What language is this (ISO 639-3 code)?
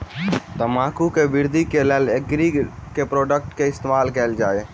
mai